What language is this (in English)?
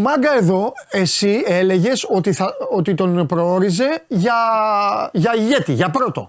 Greek